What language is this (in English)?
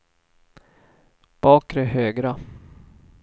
Swedish